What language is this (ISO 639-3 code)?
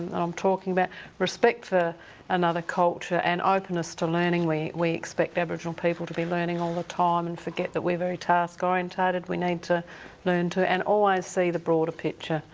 eng